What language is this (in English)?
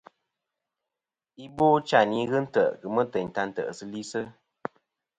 Kom